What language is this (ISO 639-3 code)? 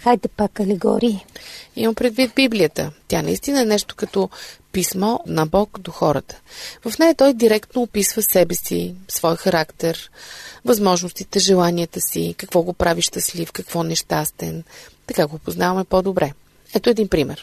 bul